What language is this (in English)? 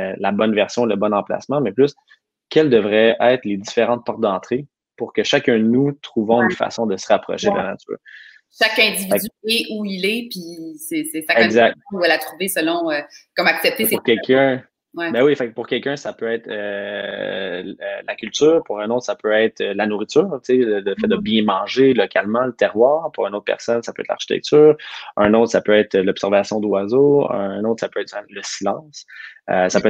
French